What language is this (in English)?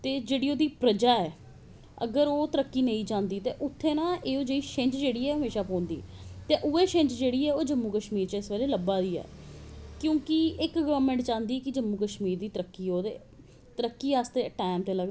Dogri